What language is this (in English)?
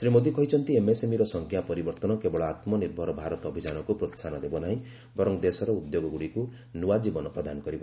Odia